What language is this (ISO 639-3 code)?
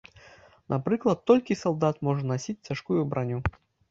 bel